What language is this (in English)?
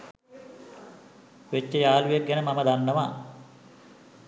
Sinhala